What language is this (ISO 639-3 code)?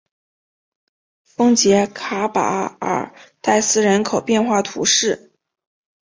zho